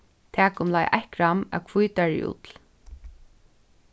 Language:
Faroese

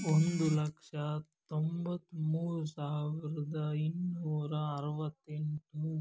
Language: Kannada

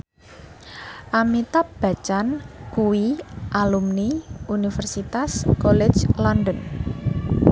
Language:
Javanese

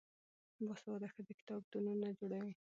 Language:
Pashto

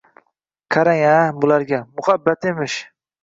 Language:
Uzbek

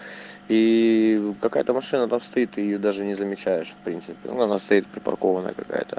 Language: Russian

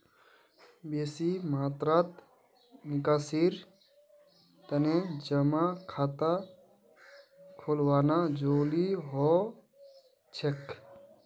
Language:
Magahi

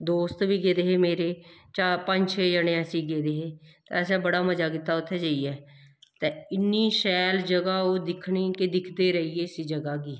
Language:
Dogri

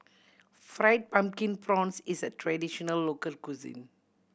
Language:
English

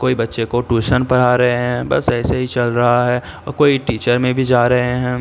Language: Urdu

